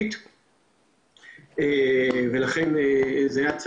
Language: Hebrew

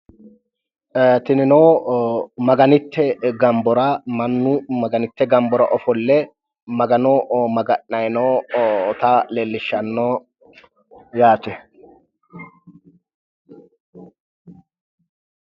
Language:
Sidamo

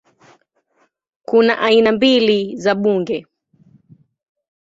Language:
Swahili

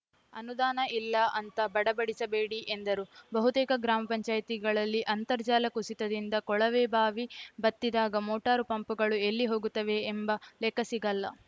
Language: Kannada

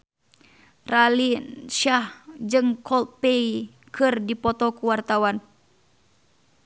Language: Sundanese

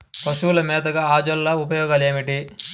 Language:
Telugu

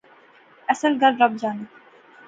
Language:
Pahari-Potwari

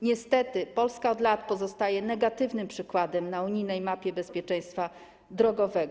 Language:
Polish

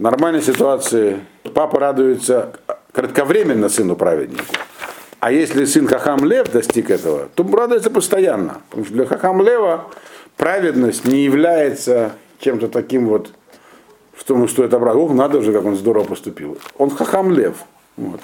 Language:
Russian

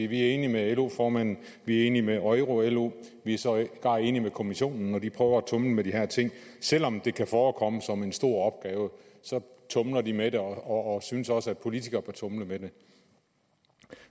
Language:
Danish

